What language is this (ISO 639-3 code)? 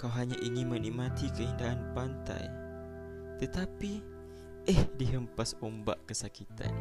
msa